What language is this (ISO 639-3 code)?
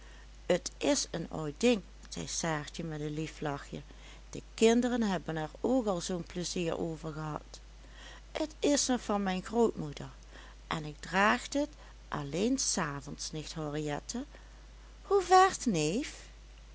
nld